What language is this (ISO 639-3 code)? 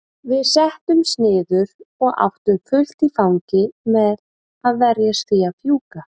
isl